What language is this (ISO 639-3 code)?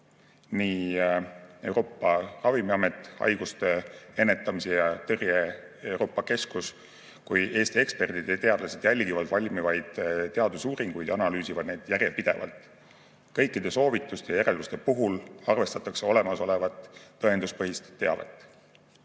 est